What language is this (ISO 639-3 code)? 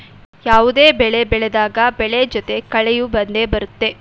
kan